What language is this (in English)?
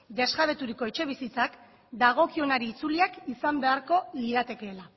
Basque